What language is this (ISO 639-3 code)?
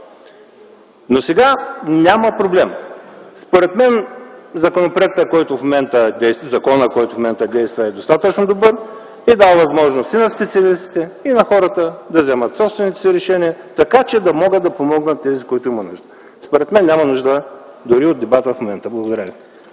bul